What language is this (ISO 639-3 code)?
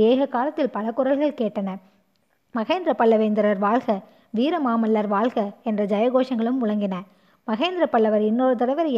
tam